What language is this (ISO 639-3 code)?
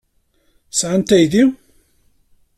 kab